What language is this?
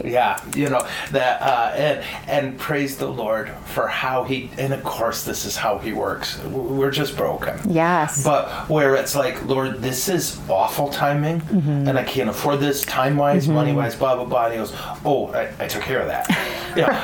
English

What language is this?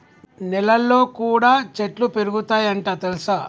Telugu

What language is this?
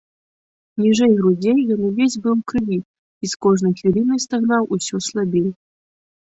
Belarusian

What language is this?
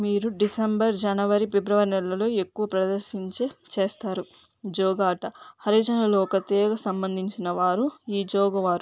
Telugu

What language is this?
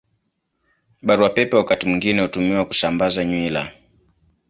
Swahili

